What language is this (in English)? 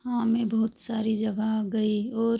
Hindi